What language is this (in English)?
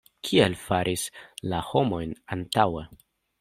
Esperanto